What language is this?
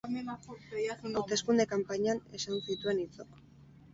Basque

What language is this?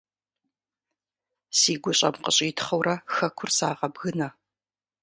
Kabardian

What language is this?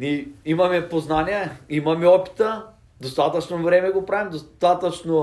Bulgarian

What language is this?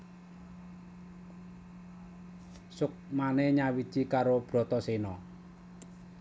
Javanese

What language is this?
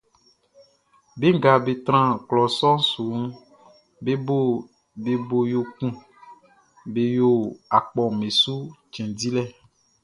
Baoulé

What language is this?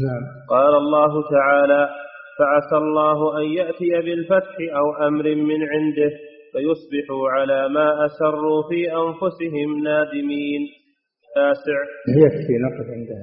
Arabic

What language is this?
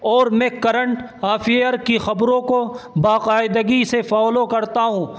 Urdu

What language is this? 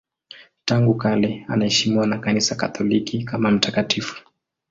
Swahili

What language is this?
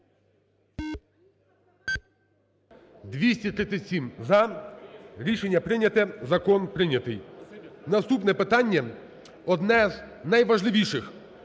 Ukrainian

